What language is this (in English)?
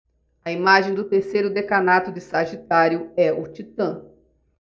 Portuguese